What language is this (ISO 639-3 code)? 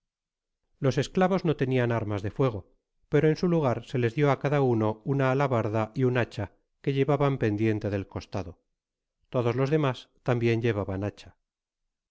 spa